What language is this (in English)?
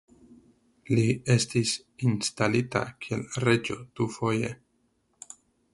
Esperanto